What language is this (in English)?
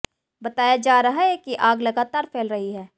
Hindi